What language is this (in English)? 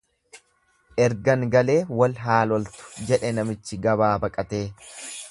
Oromo